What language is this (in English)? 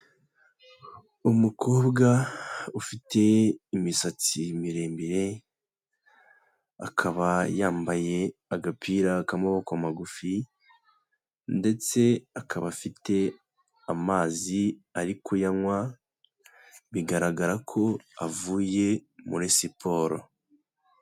Kinyarwanda